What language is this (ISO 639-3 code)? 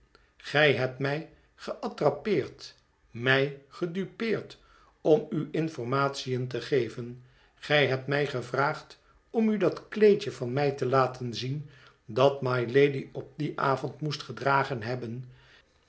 nld